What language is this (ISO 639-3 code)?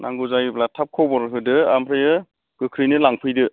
brx